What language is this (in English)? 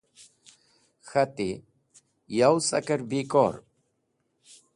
Wakhi